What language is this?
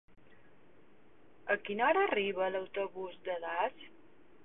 Catalan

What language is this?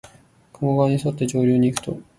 Japanese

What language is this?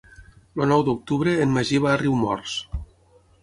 Catalan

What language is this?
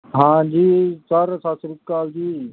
Punjabi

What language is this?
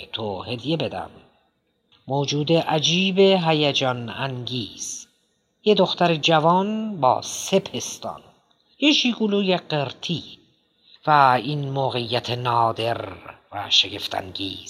Persian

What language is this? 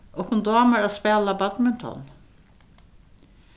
Faroese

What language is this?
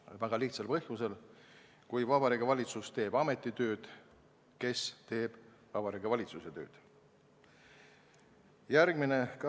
Estonian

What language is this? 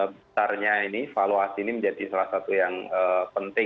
Indonesian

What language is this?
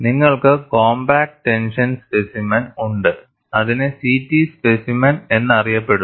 Malayalam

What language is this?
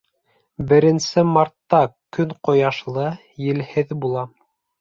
Bashkir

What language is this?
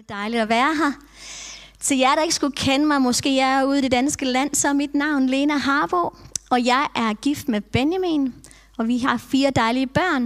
Danish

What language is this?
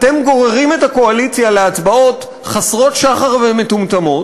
Hebrew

